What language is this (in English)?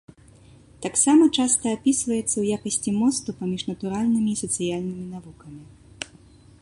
Belarusian